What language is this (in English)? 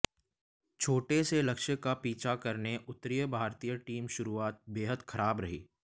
Hindi